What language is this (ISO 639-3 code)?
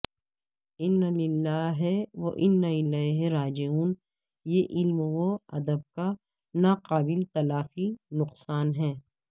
urd